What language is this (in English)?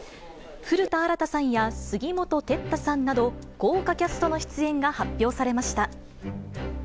Japanese